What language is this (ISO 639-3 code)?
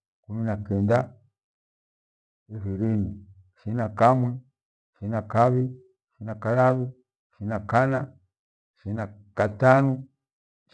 gwe